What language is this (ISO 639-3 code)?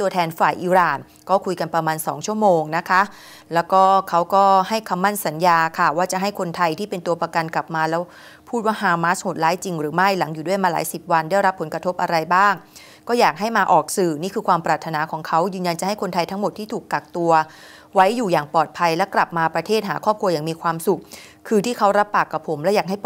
tha